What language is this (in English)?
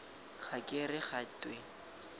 Tswana